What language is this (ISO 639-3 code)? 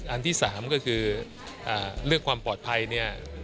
tha